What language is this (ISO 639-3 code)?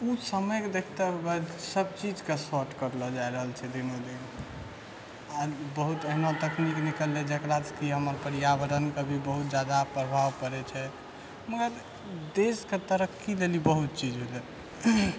mai